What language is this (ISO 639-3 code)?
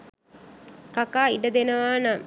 sin